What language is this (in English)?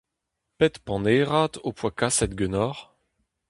Breton